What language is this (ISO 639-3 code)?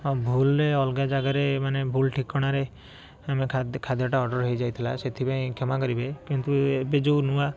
ori